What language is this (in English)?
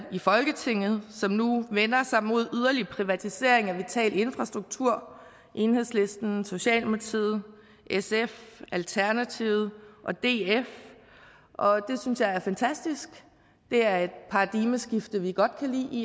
Danish